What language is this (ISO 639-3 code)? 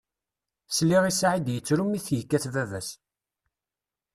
kab